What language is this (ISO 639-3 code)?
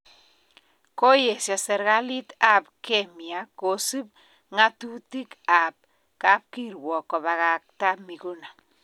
kln